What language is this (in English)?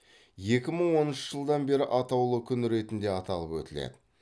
Kazakh